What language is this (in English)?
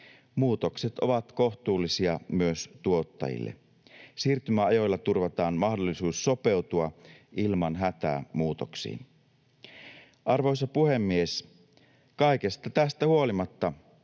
Finnish